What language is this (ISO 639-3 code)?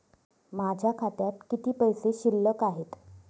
mar